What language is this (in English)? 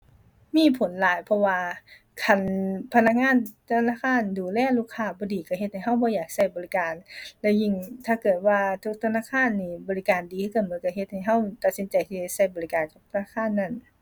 Thai